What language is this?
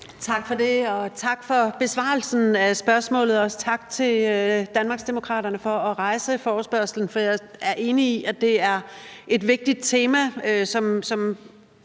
Danish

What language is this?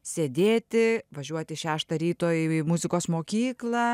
Lithuanian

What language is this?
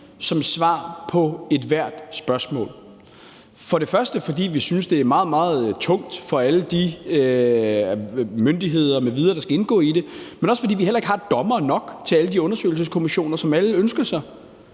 Danish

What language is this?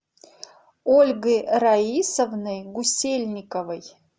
Russian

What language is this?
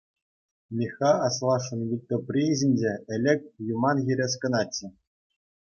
Chuvash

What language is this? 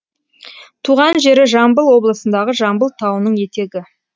Kazakh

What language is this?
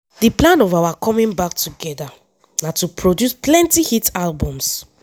Nigerian Pidgin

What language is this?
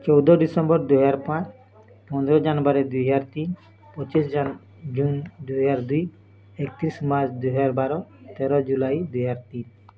Odia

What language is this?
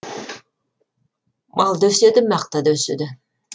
Kazakh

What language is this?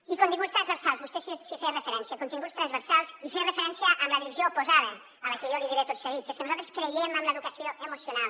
Catalan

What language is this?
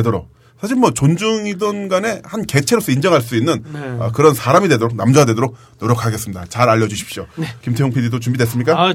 Korean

